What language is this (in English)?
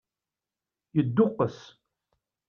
Kabyle